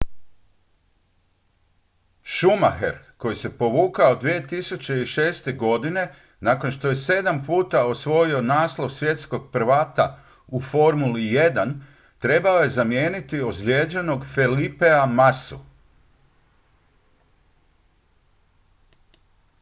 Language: Croatian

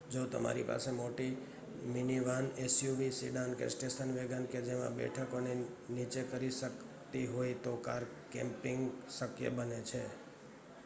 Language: Gujarati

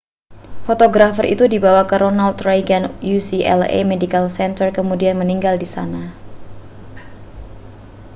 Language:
Indonesian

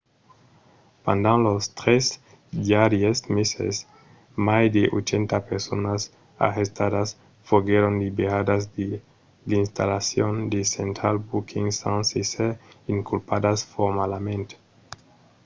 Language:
Occitan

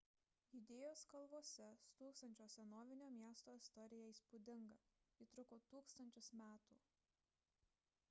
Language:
Lithuanian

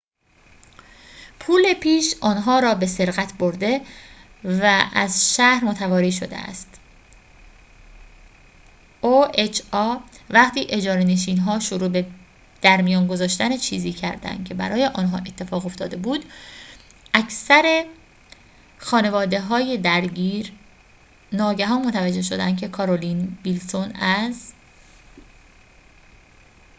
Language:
Persian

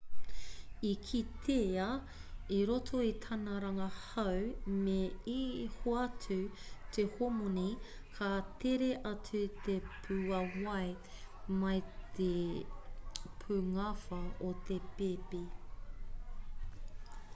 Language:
Māori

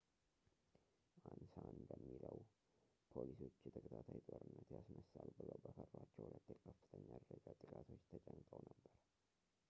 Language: Amharic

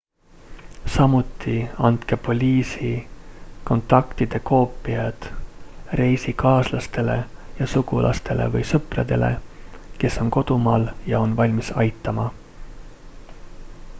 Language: Estonian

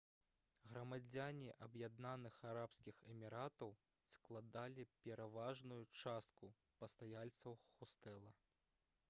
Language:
Belarusian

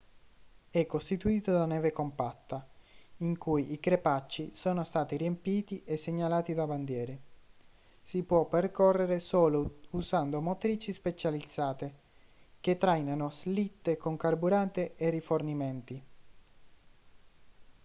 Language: Italian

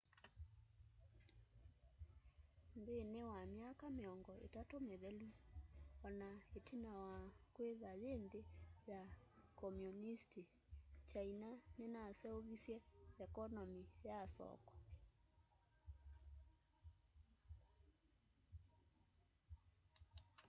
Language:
Kamba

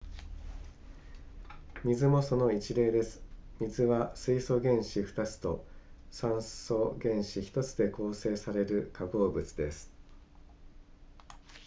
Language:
Japanese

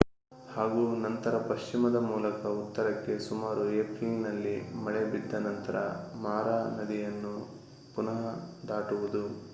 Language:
Kannada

